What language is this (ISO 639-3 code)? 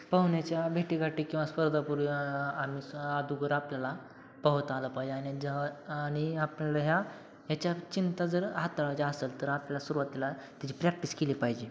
mar